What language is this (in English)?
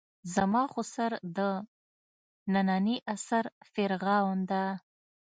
Pashto